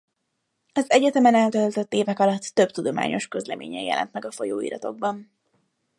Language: Hungarian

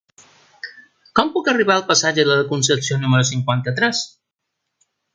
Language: Catalan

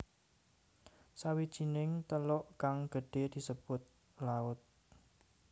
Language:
Javanese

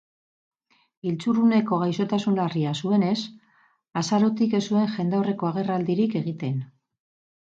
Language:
Basque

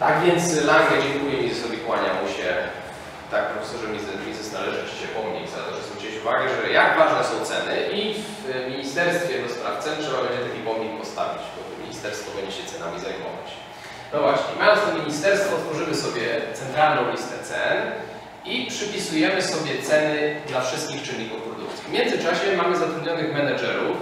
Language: Polish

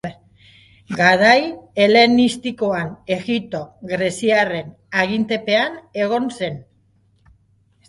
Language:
Basque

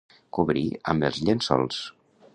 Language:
Catalan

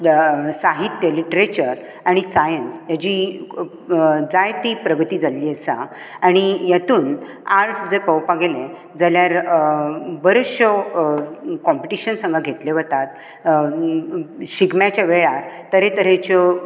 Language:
Konkani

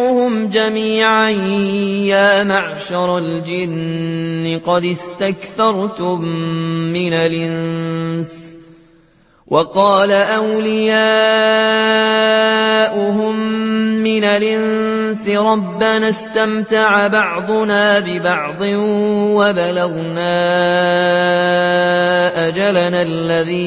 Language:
Arabic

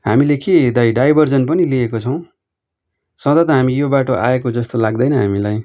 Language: Nepali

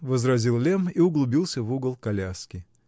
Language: Russian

